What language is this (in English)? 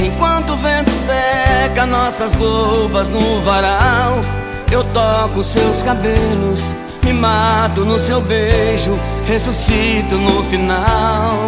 Portuguese